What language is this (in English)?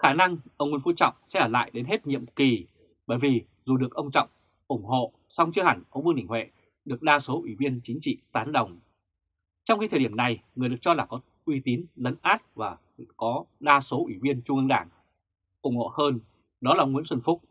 Vietnamese